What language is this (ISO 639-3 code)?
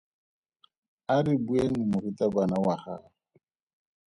tsn